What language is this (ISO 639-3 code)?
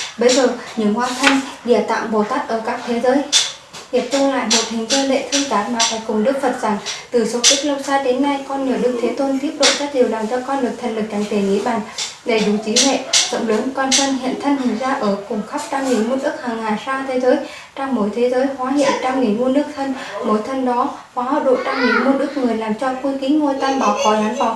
vie